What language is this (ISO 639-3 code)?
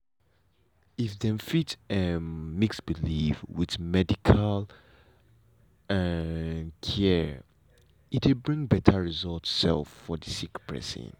pcm